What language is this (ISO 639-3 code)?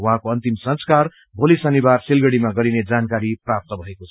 nep